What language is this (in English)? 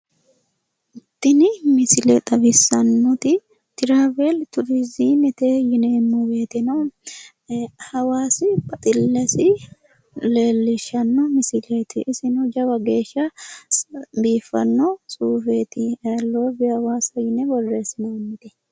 Sidamo